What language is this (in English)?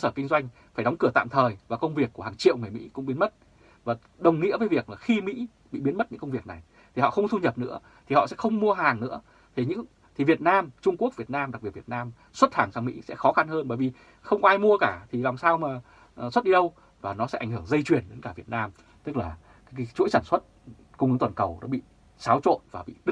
Vietnamese